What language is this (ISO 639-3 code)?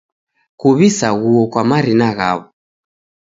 dav